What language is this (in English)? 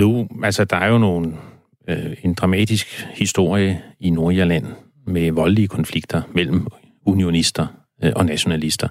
Danish